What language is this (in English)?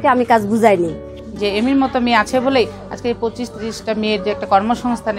Romanian